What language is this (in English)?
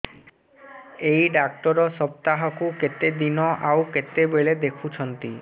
Odia